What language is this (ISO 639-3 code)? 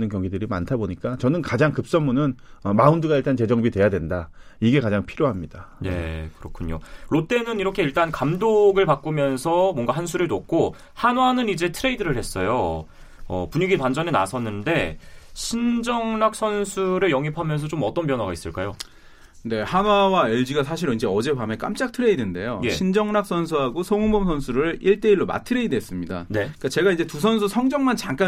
kor